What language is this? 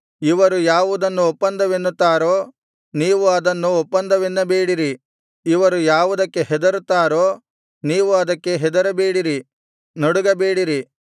Kannada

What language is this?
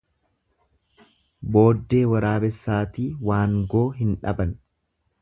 Oromo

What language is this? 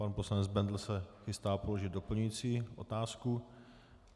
Czech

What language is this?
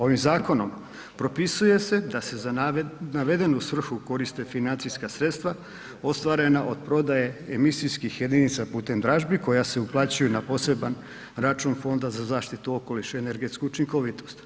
Croatian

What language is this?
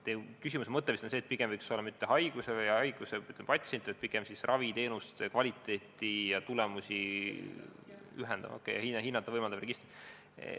Estonian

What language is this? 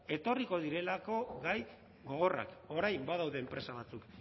Basque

